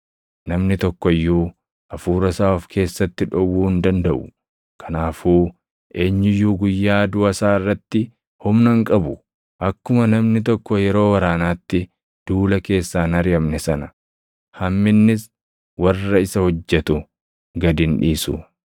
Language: Oromo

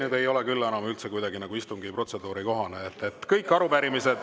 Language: Estonian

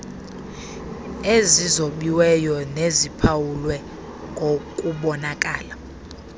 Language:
Xhosa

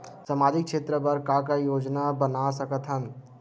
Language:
Chhattisgarhi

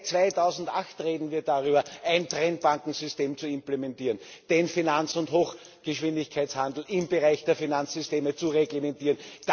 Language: German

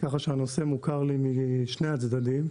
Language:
Hebrew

